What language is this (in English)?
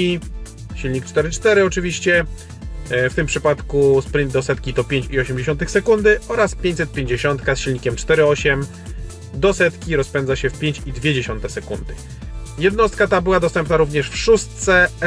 Polish